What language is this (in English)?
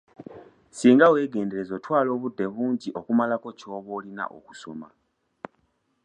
Ganda